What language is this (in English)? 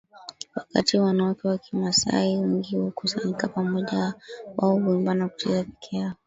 Swahili